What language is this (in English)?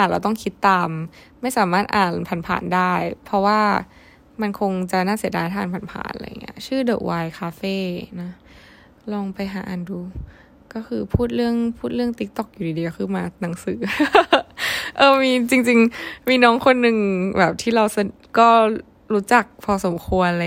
Thai